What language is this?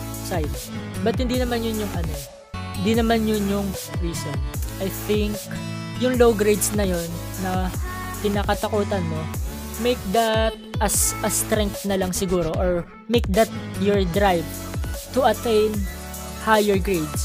Filipino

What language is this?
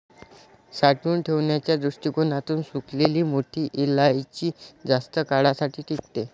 Marathi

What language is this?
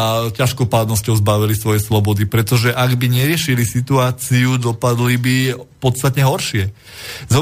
Slovak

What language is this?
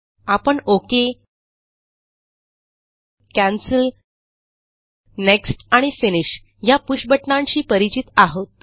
Marathi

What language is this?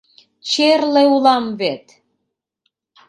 Mari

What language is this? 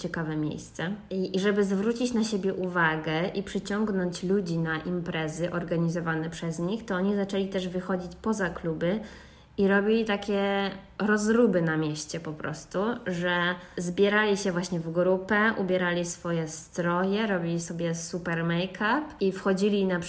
Polish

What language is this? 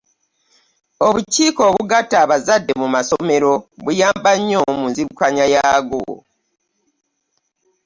Ganda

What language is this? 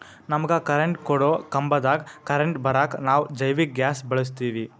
Kannada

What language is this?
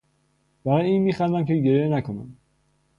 Persian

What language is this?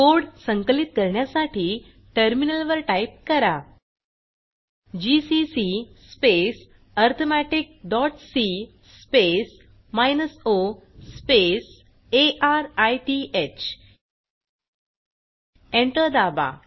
Marathi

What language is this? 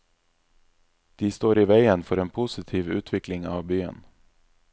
Norwegian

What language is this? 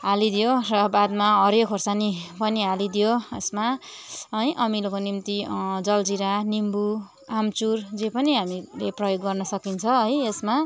Nepali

